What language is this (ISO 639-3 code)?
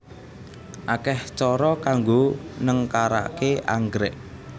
jav